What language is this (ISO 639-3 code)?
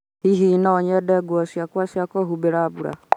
kik